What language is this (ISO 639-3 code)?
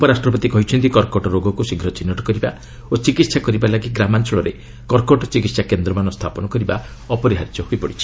ori